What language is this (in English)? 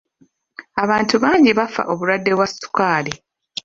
Ganda